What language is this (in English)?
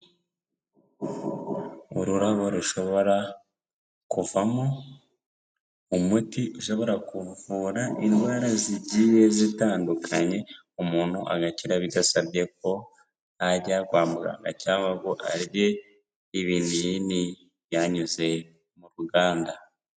Kinyarwanda